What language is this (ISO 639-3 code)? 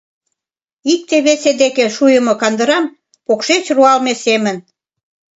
chm